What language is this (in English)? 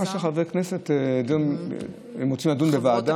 Hebrew